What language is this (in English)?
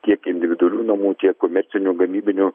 Lithuanian